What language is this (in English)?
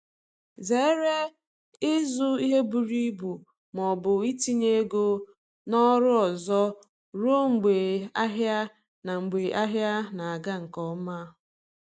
Igbo